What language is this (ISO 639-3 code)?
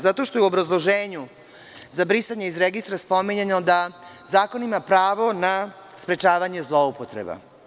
srp